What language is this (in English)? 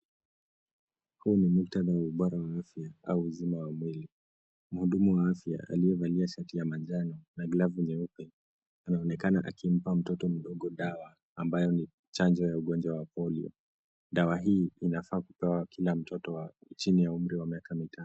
Swahili